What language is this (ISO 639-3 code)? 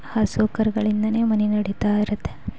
kan